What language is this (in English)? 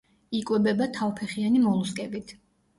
Georgian